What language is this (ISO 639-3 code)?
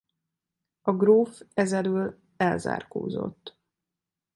hun